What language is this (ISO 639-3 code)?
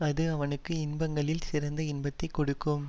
tam